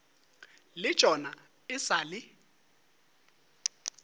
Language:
Northern Sotho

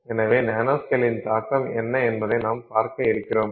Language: Tamil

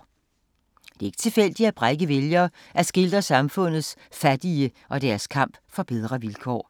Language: Danish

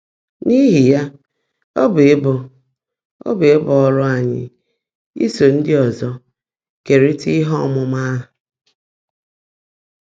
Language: Igbo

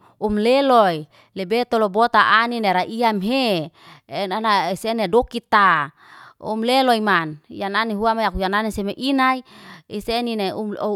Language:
Liana-Seti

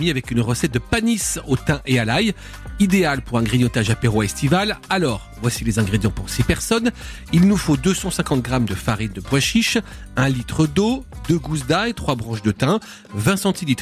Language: French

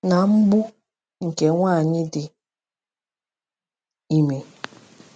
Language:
Igbo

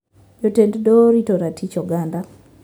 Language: Luo (Kenya and Tanzania)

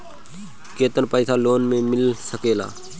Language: Bhojpuri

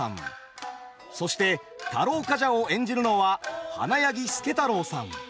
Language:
Japanese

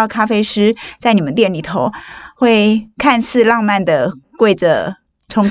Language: Chinese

